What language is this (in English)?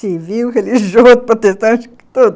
Portuguese